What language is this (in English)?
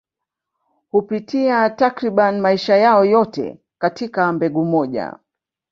Swahili